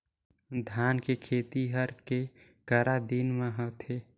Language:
Chhattisgarhi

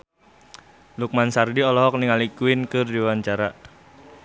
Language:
Sundanese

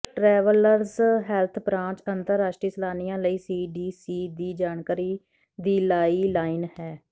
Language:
Punjabi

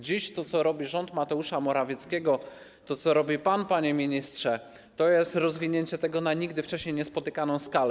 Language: Polish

